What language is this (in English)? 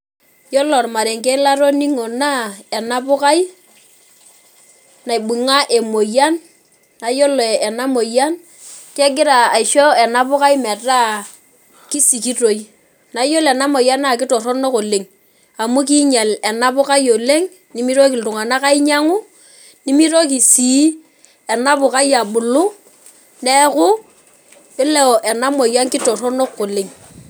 Masai